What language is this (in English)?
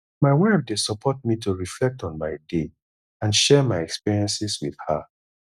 Nigerian Pidgin